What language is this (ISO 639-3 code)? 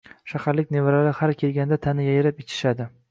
uzb